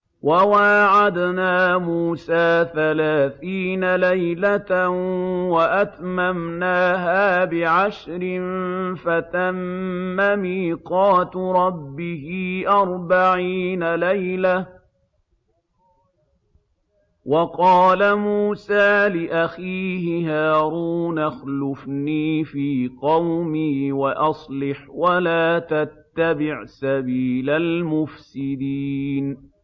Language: Arabic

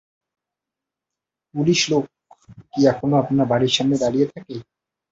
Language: Bangla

